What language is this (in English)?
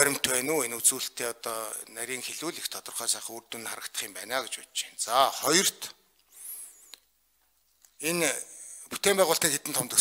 Korean